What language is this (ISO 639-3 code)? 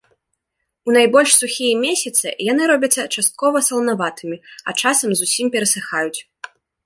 bel